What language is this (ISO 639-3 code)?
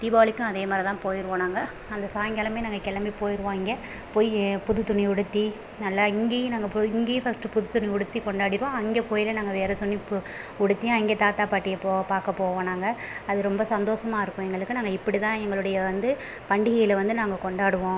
tam